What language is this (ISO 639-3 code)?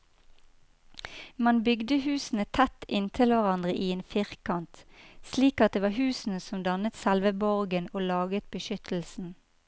nor